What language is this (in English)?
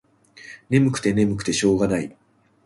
Japanese